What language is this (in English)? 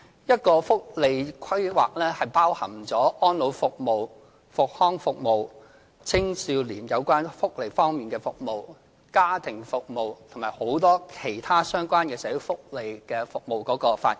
Cantonese